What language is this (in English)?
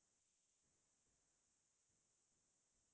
Assamese